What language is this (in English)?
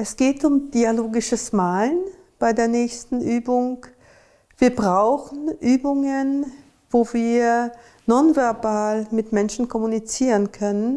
German